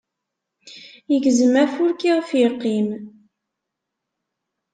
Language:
Kabyle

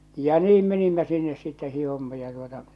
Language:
Finnish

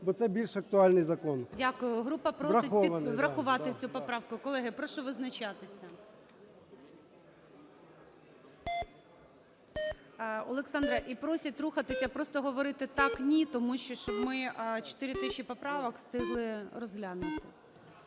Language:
Ukrainian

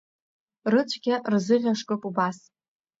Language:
Abkhazian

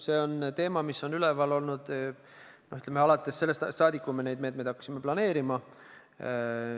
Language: Estonian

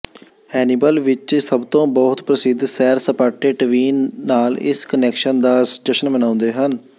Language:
Punjabi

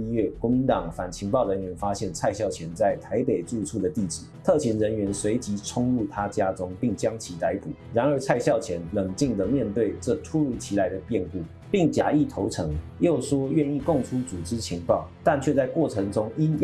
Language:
Chinese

